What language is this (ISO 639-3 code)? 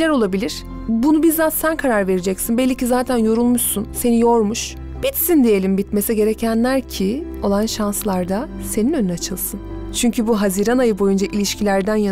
tur